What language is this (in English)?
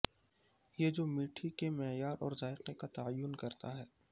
Urdu